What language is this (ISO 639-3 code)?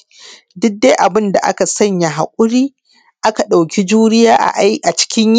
hau